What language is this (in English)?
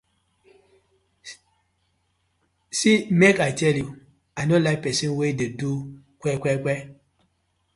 Nigerian Pidgin